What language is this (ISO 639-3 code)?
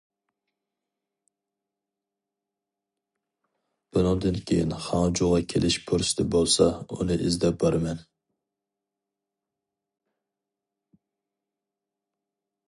uig